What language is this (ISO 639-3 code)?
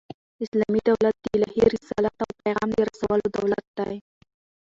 pus